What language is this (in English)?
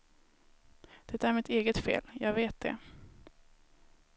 Swedish